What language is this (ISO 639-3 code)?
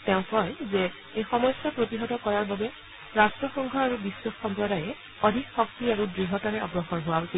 asm